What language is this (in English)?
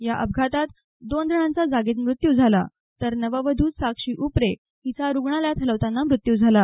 Marathi